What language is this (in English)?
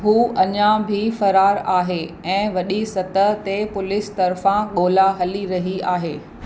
Sindhi